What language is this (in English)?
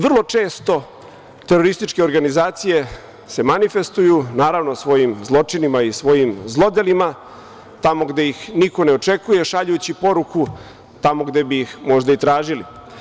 Serbian